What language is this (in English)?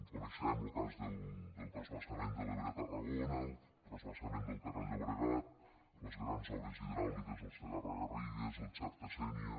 Catalan